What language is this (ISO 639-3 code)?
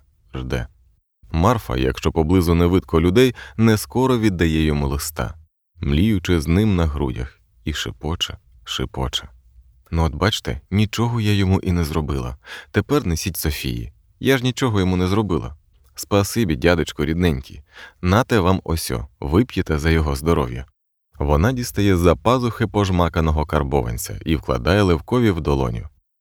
ukr